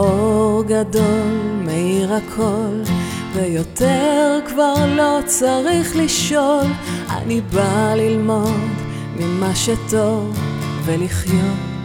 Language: Hebrew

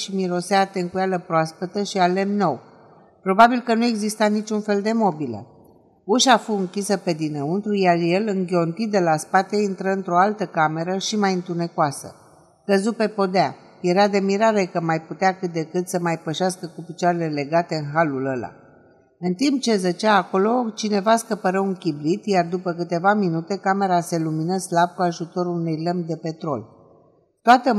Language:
Romanian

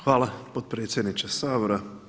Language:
Croatian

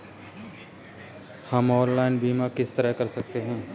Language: Hindi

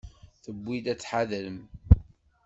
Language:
Kabyle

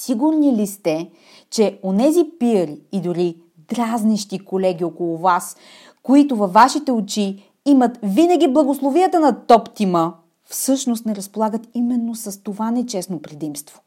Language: Bulgarian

